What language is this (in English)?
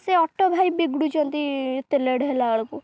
Odia